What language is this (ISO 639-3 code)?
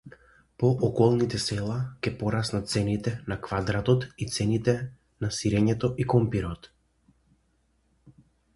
mkd